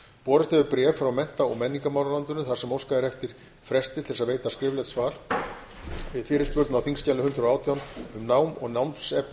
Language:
Icelandic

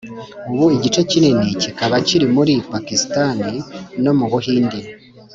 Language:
Kinyarwanda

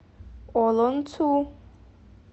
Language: Russian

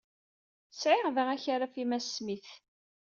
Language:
Kabyle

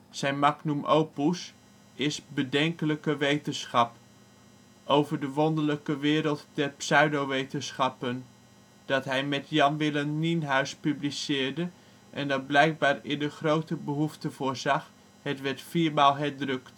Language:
Dutch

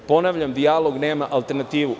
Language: Serbian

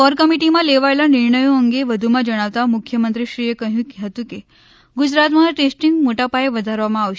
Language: Gujarati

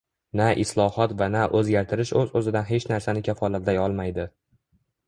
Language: Uzbek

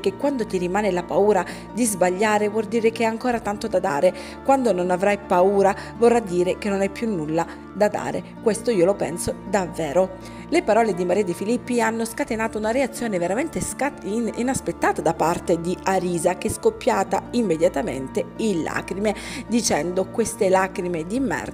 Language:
Italian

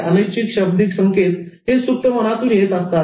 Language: Marathi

